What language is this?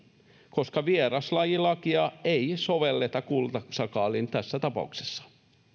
Finnish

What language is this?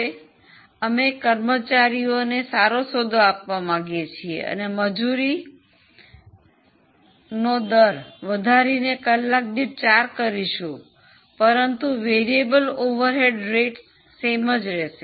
Gujarati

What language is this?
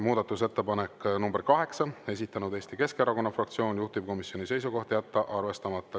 Estonian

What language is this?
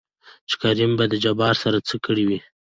Pashto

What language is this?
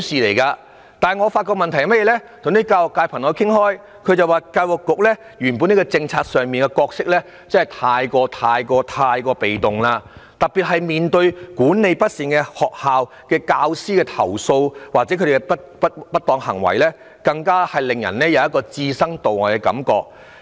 Cantonese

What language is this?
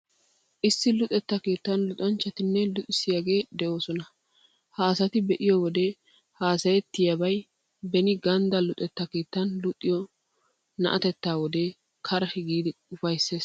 Wolaytta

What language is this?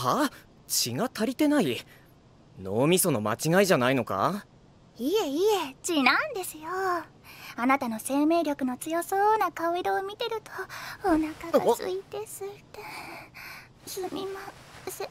Japanese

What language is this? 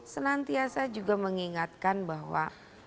Indonesian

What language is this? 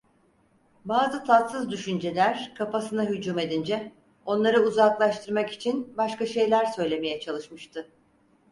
Turkish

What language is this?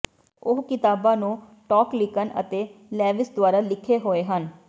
Punjabi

